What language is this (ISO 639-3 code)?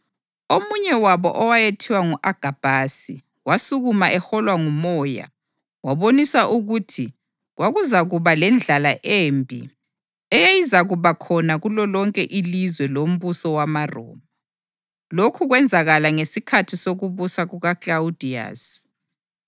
nde